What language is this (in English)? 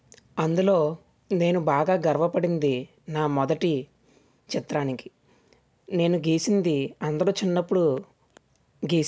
Telugu